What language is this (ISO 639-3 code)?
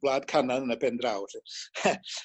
cym